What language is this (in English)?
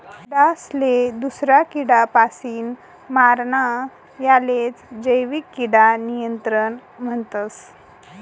Marathi